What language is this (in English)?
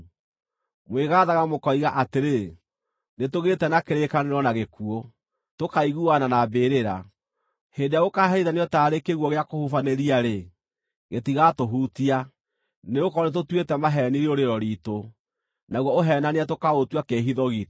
Kikuyu